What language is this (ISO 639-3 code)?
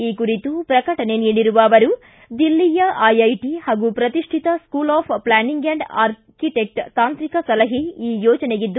kan